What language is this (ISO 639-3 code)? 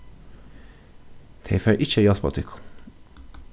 fao